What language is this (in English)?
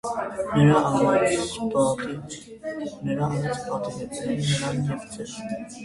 Armenian